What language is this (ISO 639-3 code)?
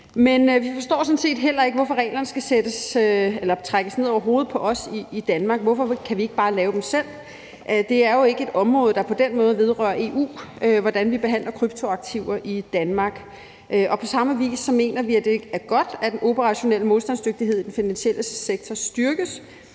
dan